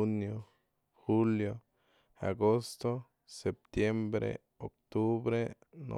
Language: Mazatlán Mixe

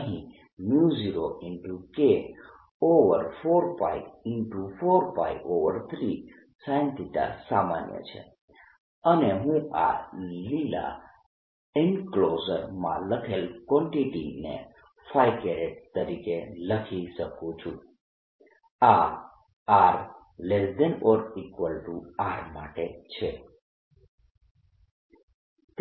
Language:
Gujarati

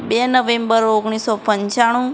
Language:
Gujarati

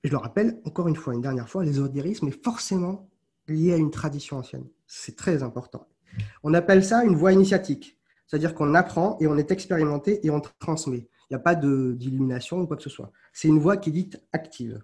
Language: French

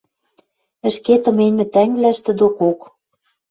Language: Western Mari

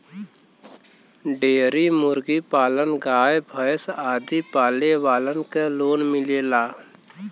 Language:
Bhojpuri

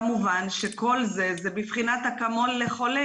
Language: Hebrew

